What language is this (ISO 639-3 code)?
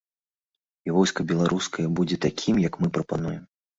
bel